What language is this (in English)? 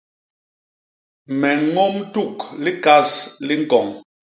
Basaa